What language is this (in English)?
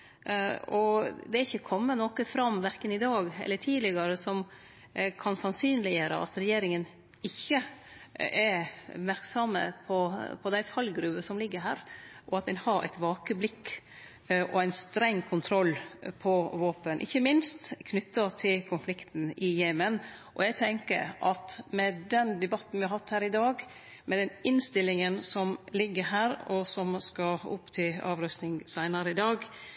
Norwegian Nynorsk